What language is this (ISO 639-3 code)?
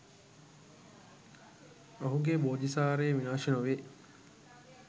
sin